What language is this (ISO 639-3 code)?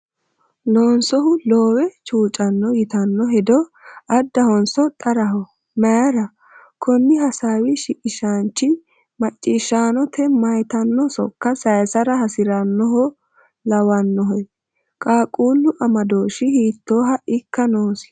sid